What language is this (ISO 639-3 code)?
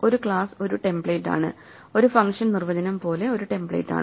mal